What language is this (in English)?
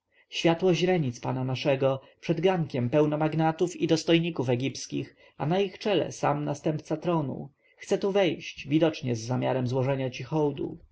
Polish